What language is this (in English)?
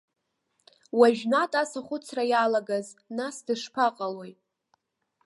Abkhazian